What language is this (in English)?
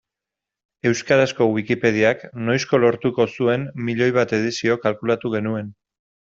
Basque